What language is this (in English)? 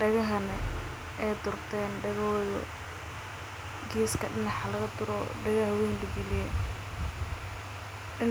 Somali